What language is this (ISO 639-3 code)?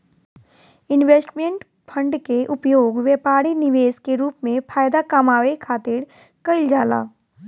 bho